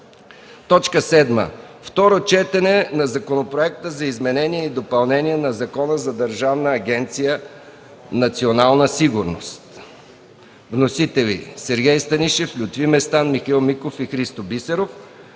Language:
Bulgarian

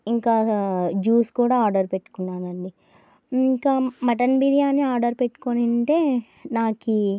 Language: Telugu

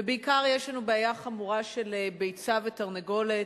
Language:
Hebrew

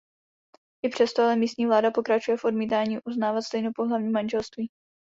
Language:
Czech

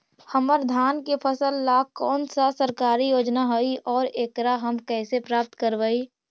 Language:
Magahi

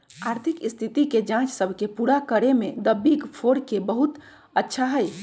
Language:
Magahi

